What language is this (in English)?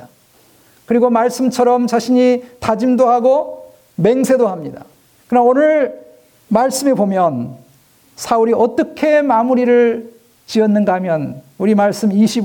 Korean